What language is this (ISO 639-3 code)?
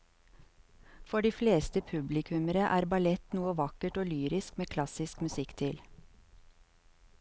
nor